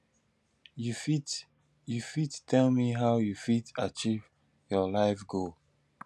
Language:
Nigerian Pidgin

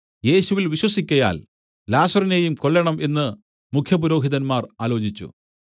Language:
Malayalam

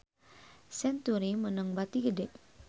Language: Sundanese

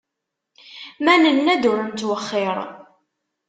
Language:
Kabyle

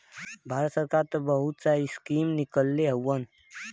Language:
Bhojpuri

